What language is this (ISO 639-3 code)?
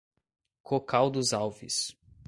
por